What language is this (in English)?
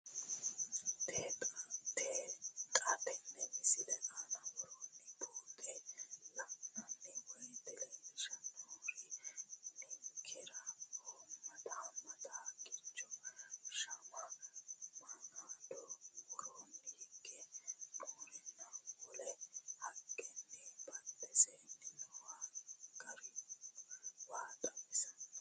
Sidamo